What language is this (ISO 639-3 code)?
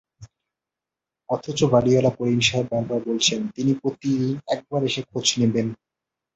ben